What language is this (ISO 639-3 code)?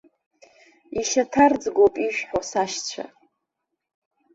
abk